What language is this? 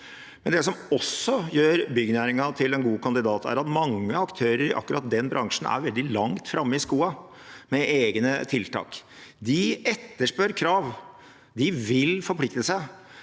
Norwegian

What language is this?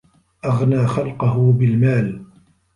Arabic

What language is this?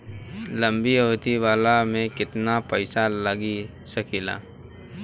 Bhojpuri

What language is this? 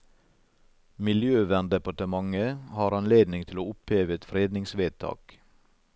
Norwegian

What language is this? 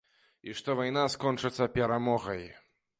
Belarusian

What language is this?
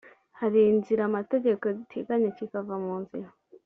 Kinyarwanda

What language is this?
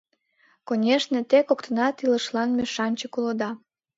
Mari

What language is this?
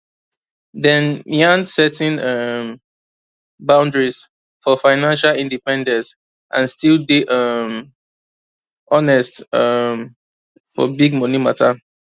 Nigerian Pidgin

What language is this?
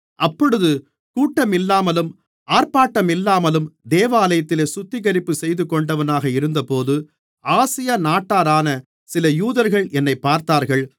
Tamil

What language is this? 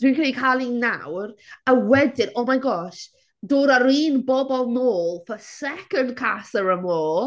Welsh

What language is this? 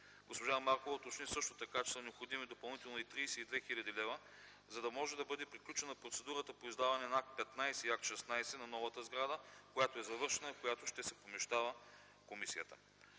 Bulgarian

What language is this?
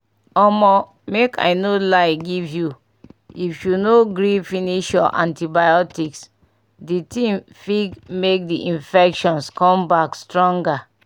Nigerian Pidgin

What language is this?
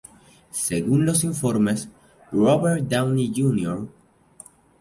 Spanish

